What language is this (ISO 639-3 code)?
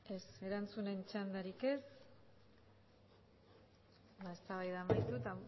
eus